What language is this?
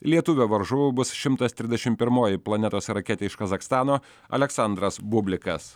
Lithuanian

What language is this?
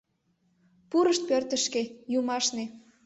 Mari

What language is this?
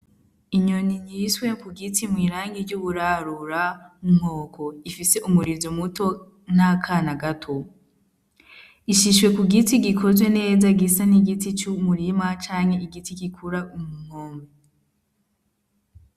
Rundi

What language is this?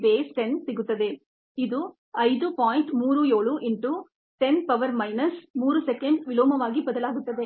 Kannada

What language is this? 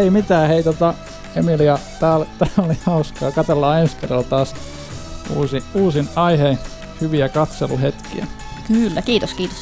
Finnish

